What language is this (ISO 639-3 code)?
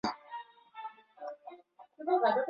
swa